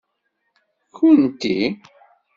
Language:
Kabyle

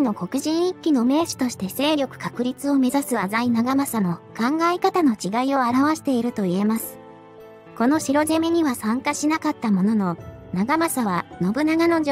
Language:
Japanese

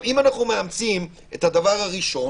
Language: Hebrew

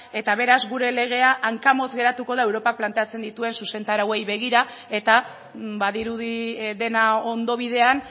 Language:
Basque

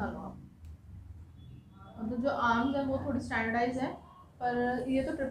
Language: Hindi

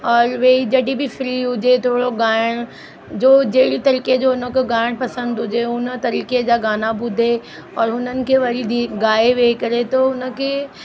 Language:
Sindhi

